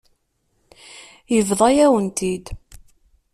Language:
Kabyle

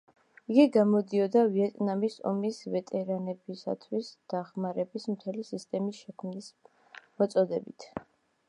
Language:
Georgian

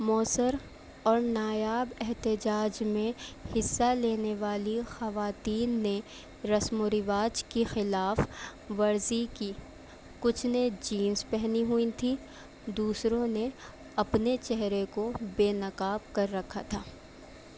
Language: Urdu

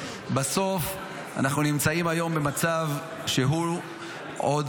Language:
Hebrew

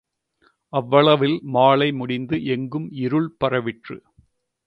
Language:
Tamil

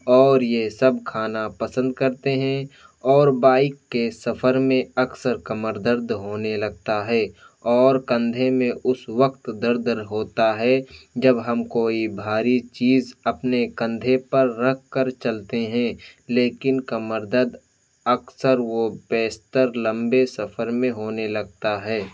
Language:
Urdu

